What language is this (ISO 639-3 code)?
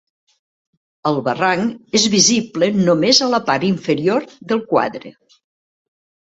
cat